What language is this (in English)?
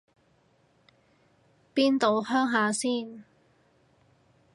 Cantonese